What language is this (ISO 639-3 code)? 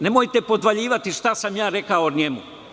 srp